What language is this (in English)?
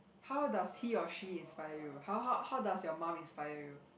English